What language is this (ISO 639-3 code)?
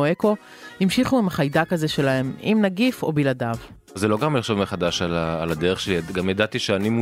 heb